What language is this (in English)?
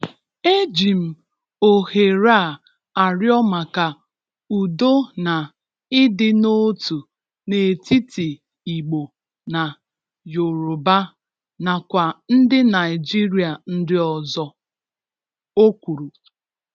Igbo